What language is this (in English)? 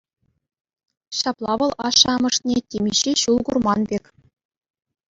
Chuvash